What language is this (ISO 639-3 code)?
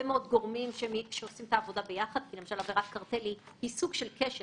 heb